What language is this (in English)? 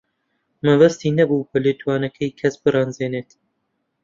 Central Kurdish